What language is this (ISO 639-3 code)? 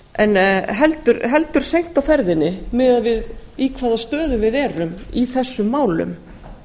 isl